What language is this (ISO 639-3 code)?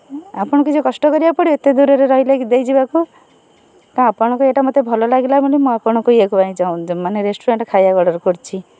ori